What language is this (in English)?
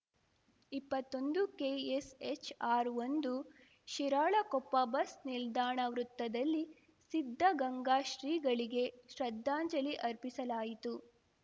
Kannada